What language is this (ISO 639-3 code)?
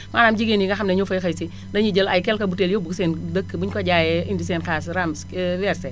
wol